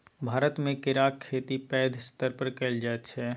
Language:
Maithili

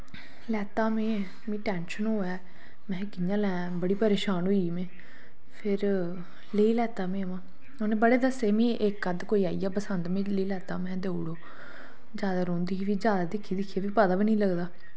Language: Dogri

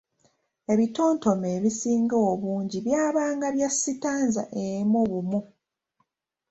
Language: Ganda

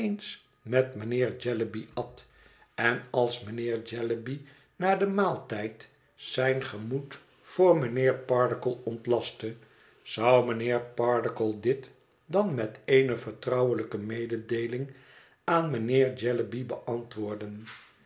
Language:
Dutch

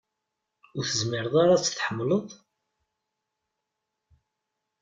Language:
Kabyle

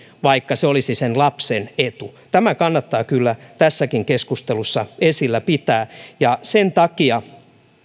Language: Finnish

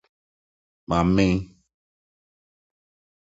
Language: Akan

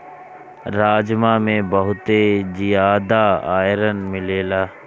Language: Bhojpuri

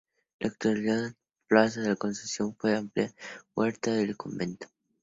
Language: Spanish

